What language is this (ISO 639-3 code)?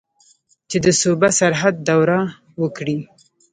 pus